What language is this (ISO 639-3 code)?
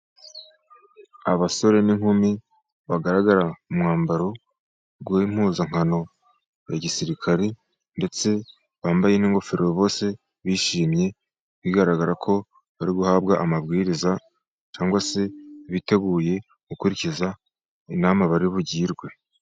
kin